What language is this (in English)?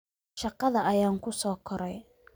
Somali